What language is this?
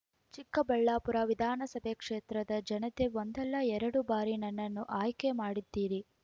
Kannada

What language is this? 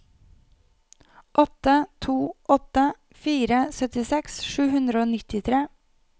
Norwegian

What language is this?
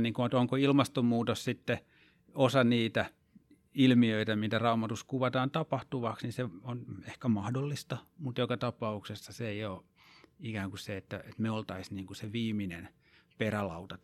Finnish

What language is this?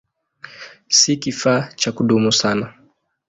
Swahili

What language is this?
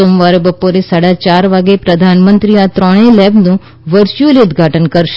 Gujarati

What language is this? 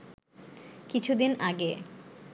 Bangla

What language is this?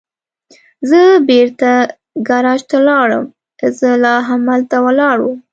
Pashto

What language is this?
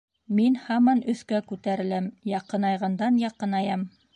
Bashkir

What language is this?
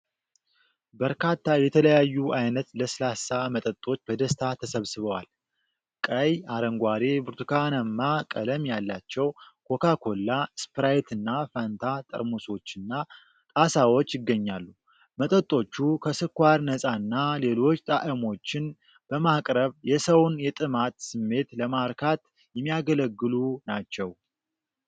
Amharic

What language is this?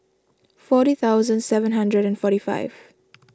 English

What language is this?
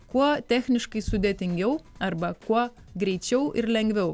Lithuanian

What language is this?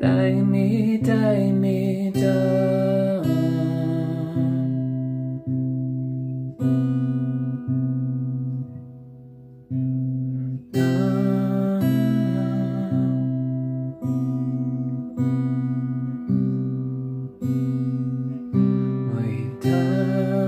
Polish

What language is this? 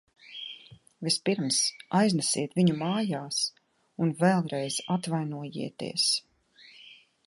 Latvian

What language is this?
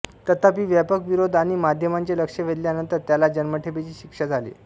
Marathi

